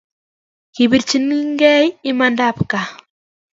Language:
Kalenjin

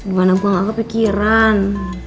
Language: Indonesian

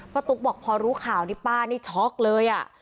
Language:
Thai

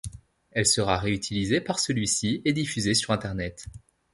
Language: French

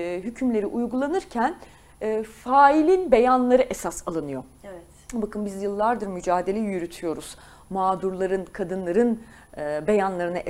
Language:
Turkish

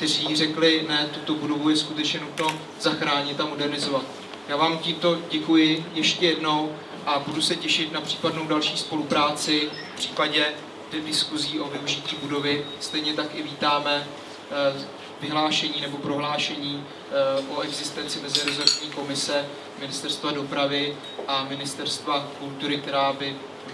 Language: Czech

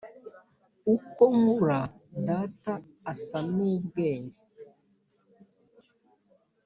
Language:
Kinyarwanda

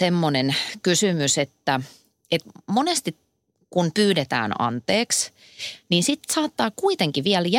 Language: Finnish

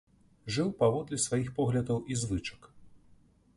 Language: Belarusian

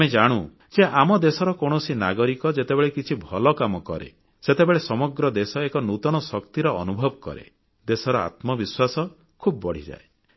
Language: Odia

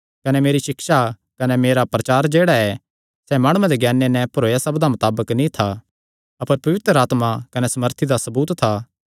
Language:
Kangri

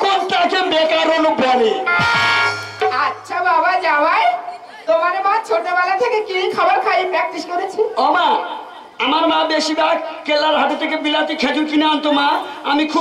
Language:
Hindi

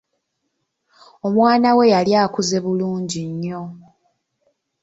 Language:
Ganda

